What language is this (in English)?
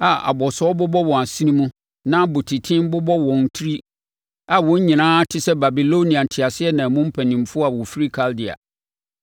Akan